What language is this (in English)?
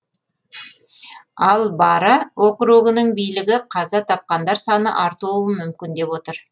Kazakh